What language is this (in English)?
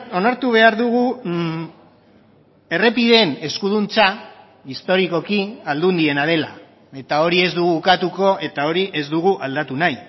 Basque